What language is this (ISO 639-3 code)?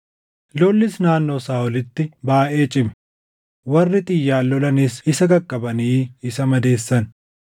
orm